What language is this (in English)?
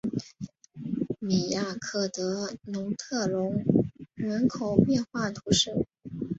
Chinese